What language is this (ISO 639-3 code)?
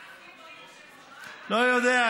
heb